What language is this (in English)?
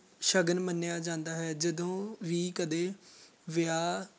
Punjabi